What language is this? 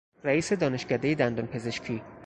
Persian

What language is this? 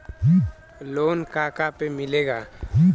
Bhojpuri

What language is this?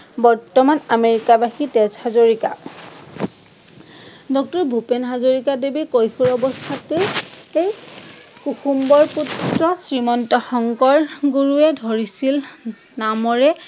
Assamese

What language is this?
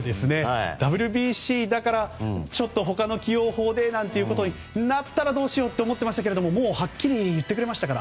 Japanese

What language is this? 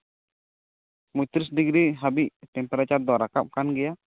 Santali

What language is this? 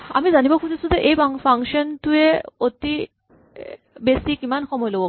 Assamese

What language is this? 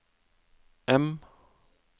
Norwegian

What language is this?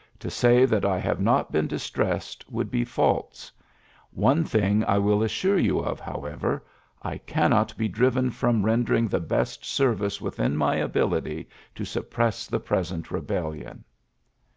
English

